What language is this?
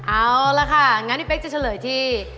Thai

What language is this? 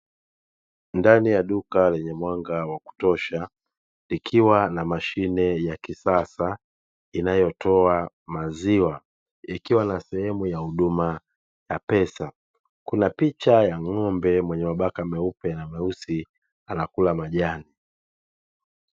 Swahili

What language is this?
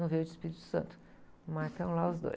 Portuguese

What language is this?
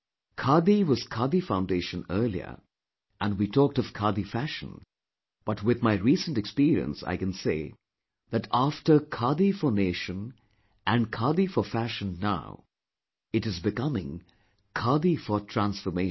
English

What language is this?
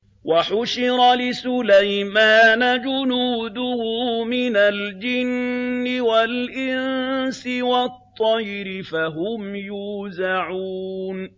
Arabic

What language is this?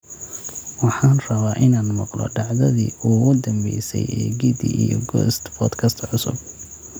Somali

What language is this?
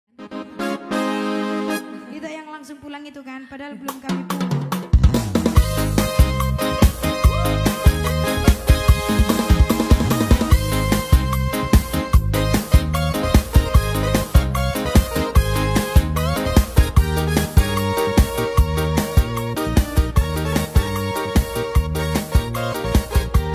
Indonesian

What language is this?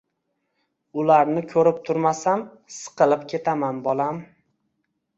Uzbek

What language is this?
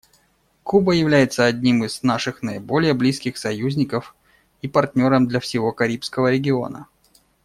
Russian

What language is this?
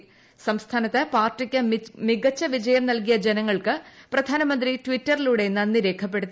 Malayalam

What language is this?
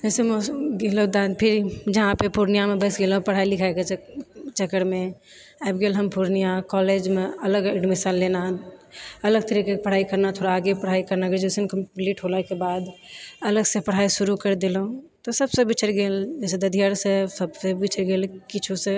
Maithili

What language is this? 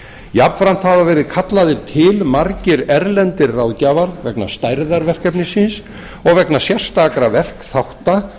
Icelandic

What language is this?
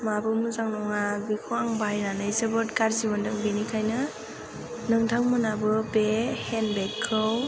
Bodo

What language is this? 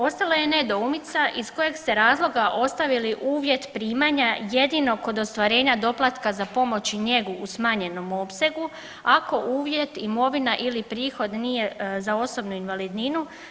Croatian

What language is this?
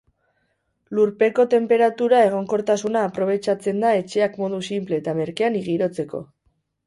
Basque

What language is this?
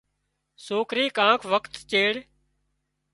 Wadiyara Koli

